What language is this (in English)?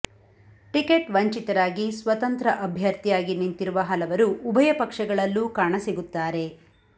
Kannada